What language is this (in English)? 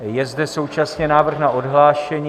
Czech